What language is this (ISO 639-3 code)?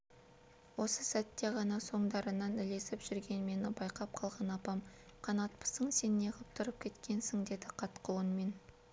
kaz